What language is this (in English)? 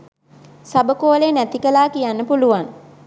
Sinhala